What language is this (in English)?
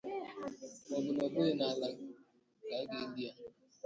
Igbo